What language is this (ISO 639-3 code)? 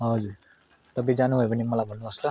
nep